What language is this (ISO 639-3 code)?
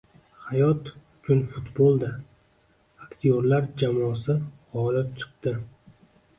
uzb